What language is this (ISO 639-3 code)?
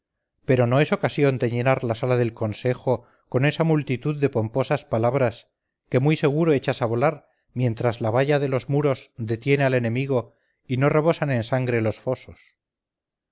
spa